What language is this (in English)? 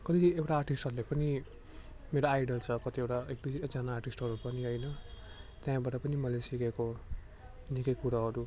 Nepali